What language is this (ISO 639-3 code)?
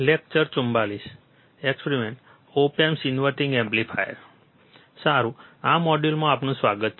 guj